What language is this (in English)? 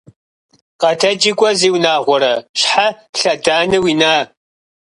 Kabardian